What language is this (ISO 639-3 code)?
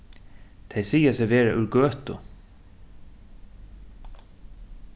fao